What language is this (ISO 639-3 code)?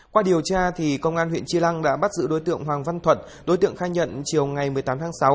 vie